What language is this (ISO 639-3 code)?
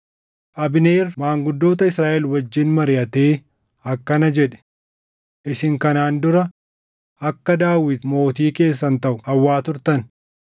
orm